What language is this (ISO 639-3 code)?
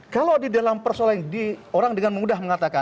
ind